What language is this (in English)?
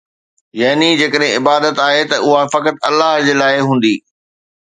Sindhi